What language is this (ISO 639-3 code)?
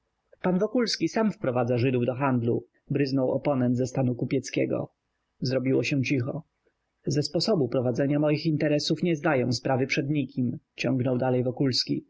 pol